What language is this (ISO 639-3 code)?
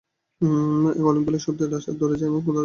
ben